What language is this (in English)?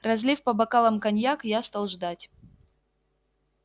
Russian